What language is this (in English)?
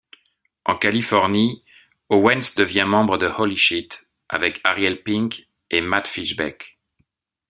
French